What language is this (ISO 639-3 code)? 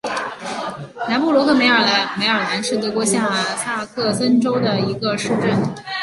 zho